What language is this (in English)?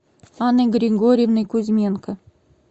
Russian